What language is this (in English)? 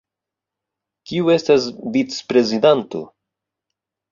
Esperanto